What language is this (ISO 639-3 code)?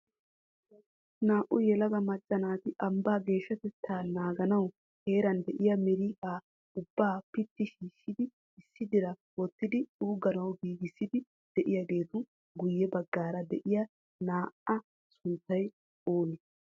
wal